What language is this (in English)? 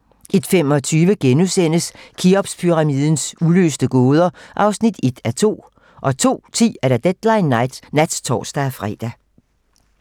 Danish